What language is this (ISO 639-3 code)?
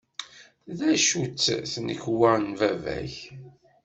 kab